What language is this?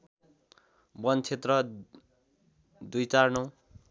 Nepali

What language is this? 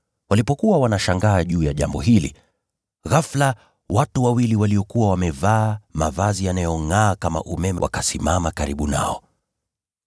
Swahili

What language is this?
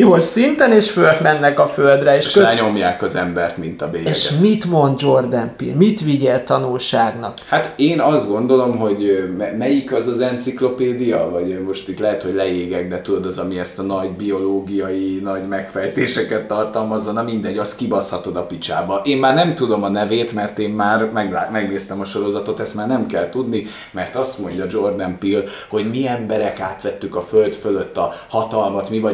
Hungarian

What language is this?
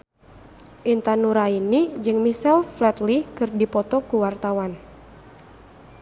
Sundanese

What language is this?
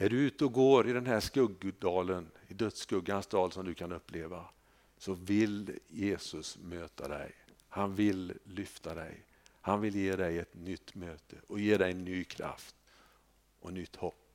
Swedish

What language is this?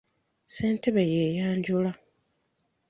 Ganda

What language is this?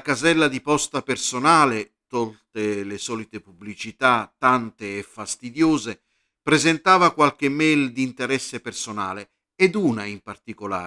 Italian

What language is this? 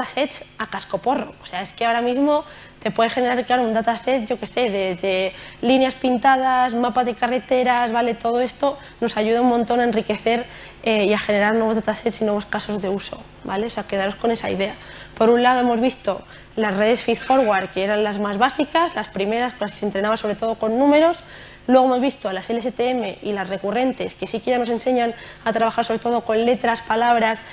Spanish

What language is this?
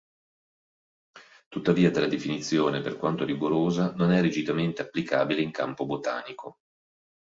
Italian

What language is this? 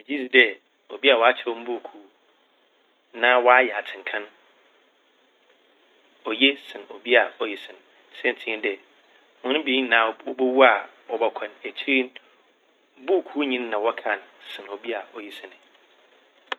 Akan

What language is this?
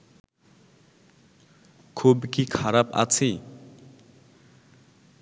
Bangla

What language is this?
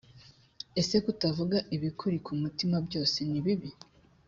Kinyarwanda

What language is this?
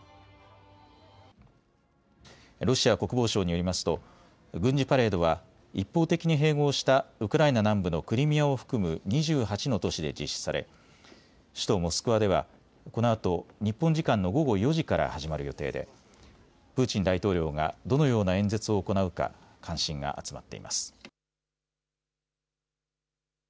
Japanese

